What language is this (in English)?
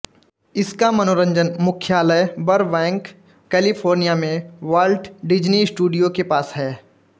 Hindi